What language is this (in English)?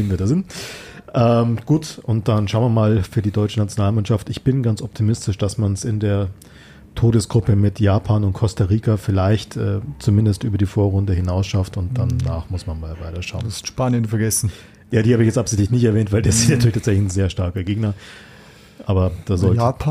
German